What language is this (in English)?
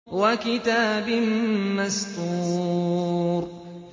Arabic